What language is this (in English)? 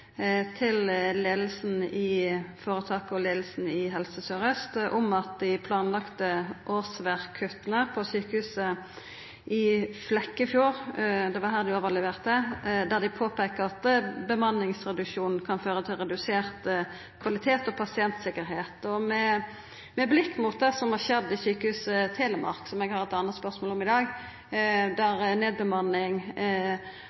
Norwegian Nynorsk